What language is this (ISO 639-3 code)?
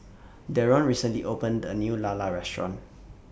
eng